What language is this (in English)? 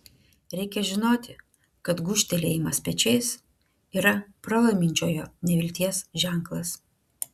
Lithuanian